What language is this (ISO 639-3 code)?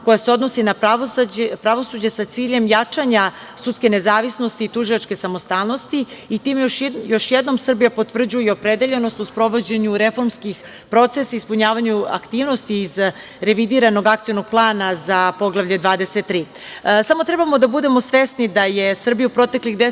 srp